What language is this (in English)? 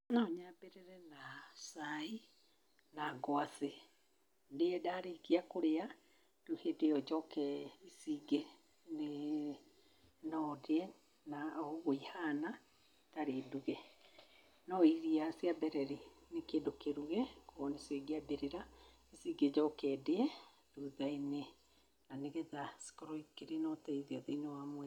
Kikuyu